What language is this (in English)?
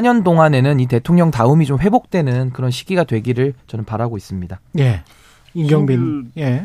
Korean